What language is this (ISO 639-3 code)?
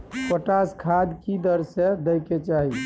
mai